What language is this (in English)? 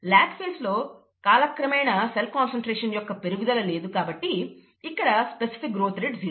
Telugu